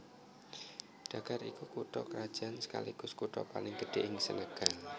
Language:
Javanese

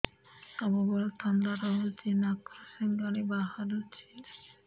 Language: Odia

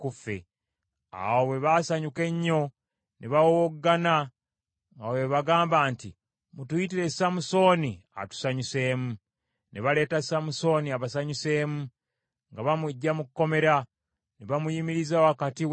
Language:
Ganda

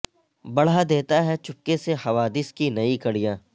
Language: Urdu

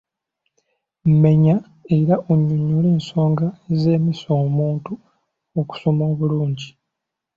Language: Ganda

